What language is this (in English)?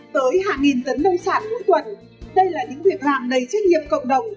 Vietnamese